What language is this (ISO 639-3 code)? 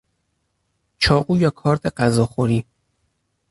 fas